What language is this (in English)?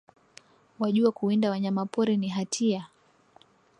Swahili